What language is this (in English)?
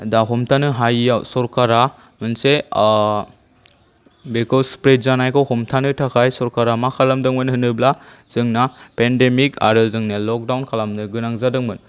Bodo